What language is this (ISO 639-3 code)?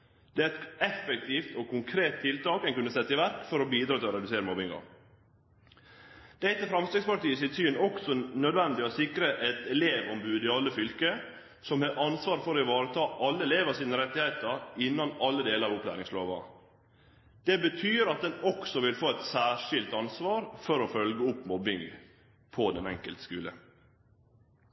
nno